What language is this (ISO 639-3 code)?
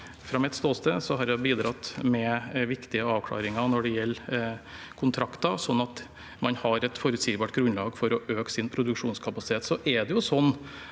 nor